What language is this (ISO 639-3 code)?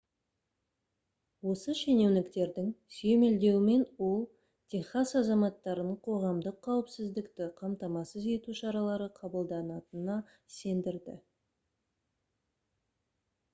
kaz